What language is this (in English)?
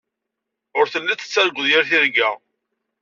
Kabyle